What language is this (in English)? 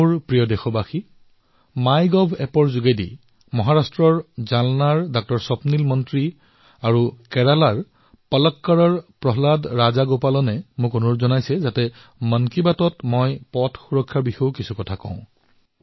Assamese